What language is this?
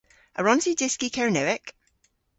Cornish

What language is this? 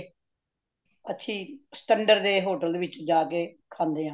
Punjabi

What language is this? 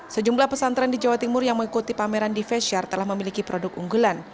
Indonesian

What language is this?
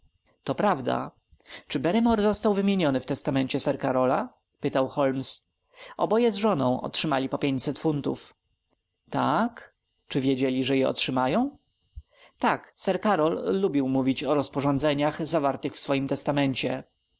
Polish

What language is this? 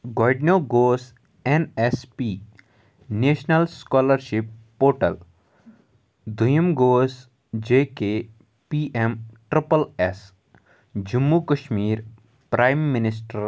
Kashmiri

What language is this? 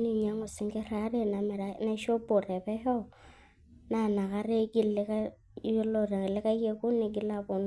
Masai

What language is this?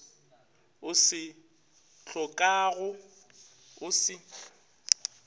Northern Sotho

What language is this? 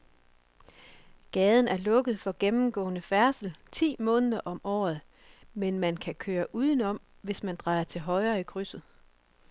Danish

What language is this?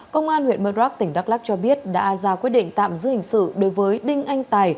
Vietnamese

